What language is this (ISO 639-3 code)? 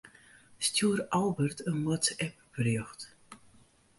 fry